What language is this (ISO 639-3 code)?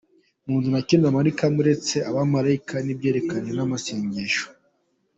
kin